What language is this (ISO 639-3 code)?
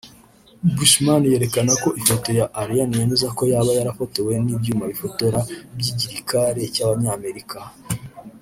kin